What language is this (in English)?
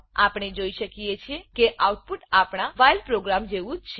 Gujarati